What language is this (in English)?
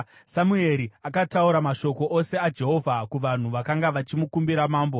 Shona